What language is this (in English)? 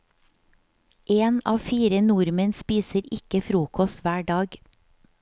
Norwegian